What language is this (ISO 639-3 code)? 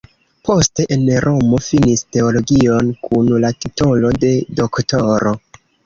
epo